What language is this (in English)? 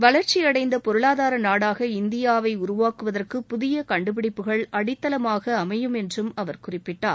Tamil